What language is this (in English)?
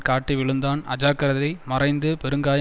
Tamil